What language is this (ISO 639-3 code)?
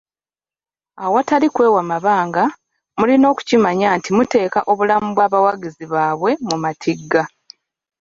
lug